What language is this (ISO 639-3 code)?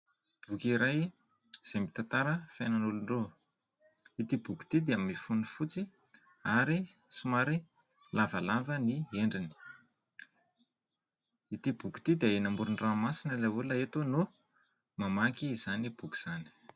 mlg